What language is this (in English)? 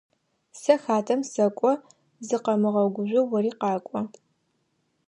Adyghe